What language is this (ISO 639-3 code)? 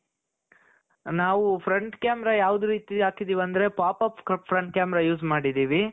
kan